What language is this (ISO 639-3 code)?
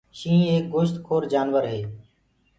ggg